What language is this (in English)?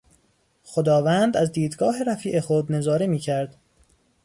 Persian